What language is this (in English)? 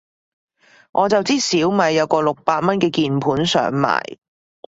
Cantonese